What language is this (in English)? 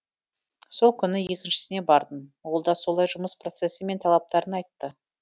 Kazakh